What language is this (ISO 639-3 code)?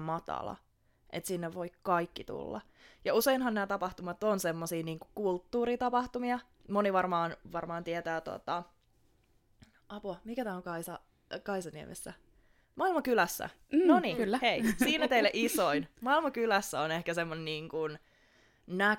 fin